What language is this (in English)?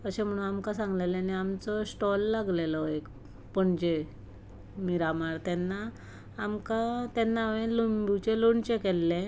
Konkani